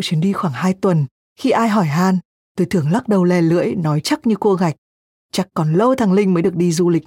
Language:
Vietnamese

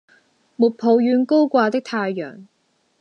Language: Cantonese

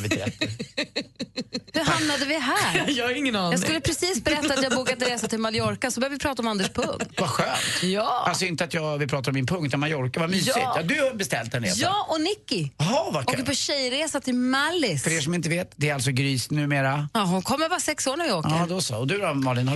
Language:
Swedish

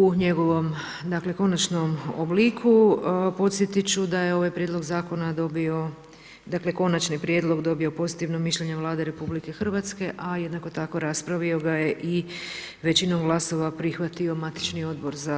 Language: Croatian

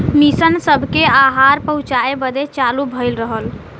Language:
Bhojpuri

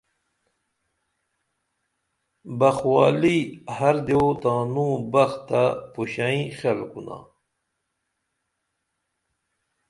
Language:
Dameli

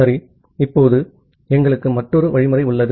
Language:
Tamil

